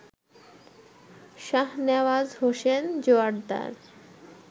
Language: Bangla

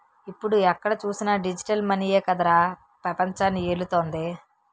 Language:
Telugu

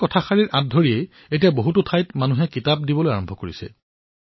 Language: Assamese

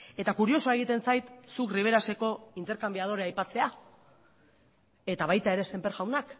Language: Basque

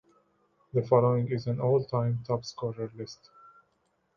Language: English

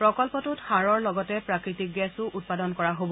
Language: Assamese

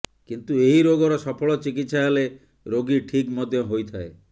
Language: Odia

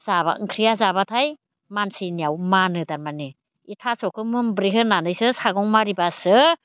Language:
Bodo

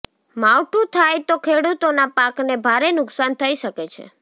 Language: Gujarati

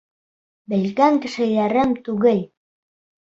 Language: Bashkir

